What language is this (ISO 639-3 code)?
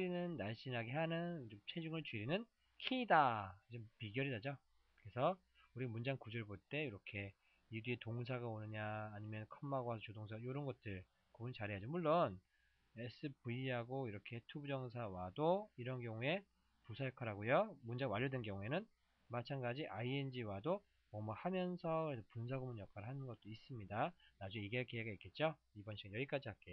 kor